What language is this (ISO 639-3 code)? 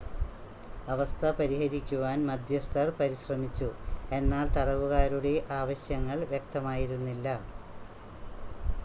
mal